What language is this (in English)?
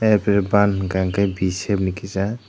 Kok Borok